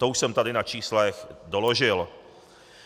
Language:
Czech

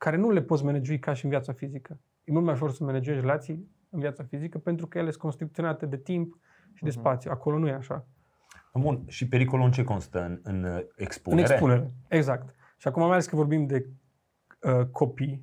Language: Romanian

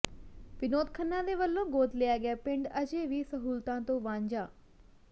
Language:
Punjabi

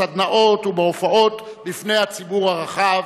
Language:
Hebrew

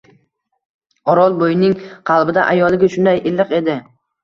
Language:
Uzbek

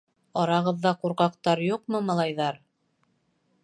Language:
Bashkir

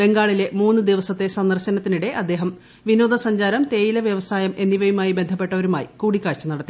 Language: Malayalam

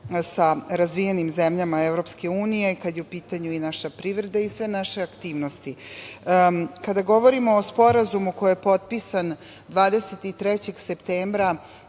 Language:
Serbian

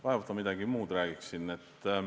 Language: Estonian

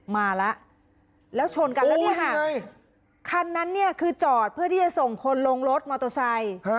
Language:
Thai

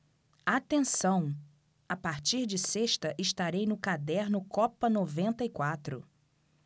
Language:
Portuguese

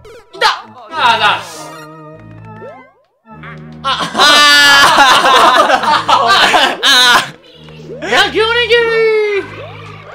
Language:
Japanese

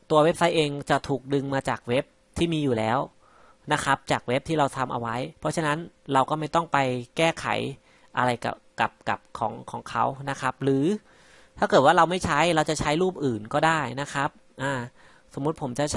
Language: Thai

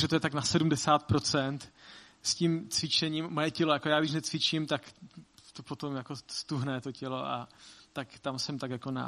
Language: Czech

